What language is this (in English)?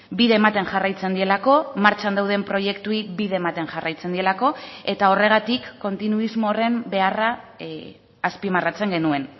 Basque